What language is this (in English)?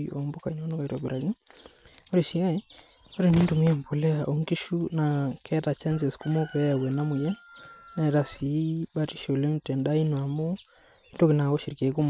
Masai